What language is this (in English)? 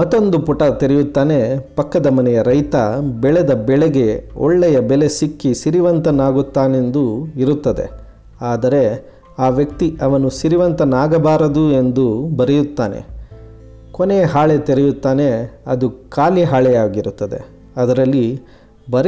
Kannada